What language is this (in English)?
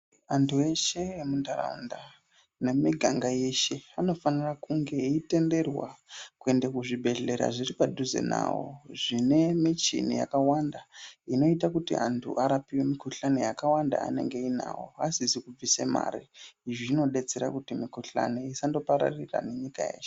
Ndau